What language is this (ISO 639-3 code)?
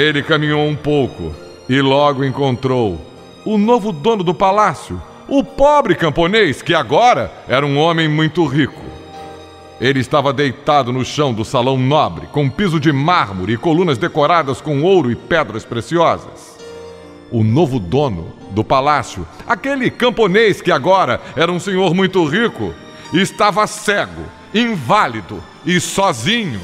por